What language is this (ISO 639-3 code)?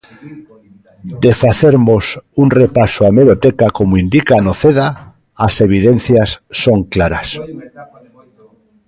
glg